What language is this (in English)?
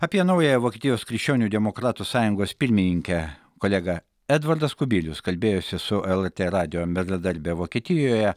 Lithuanian